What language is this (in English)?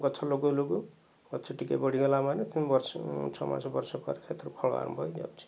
Odia